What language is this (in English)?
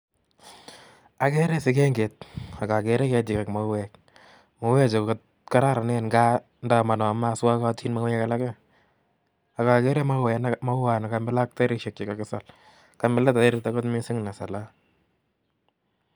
Kalenjin